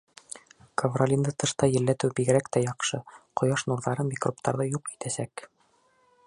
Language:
Bashkir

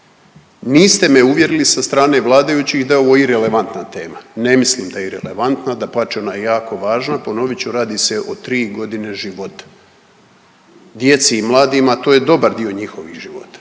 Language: Croatian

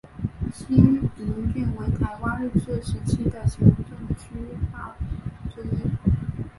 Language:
Chinese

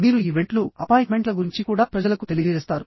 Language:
Telugu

